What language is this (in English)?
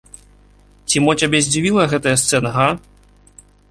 Belarusian